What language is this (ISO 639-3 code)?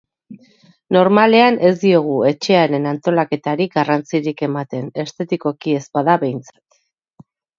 eus